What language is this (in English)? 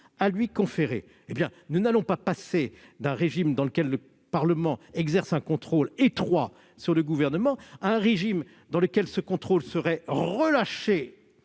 French